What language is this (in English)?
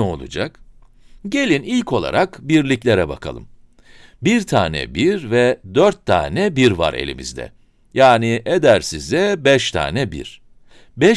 Turkish